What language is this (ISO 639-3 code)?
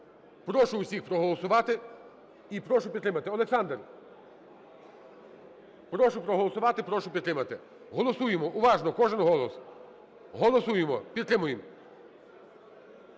ukr